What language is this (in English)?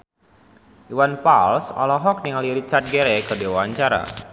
Sundanese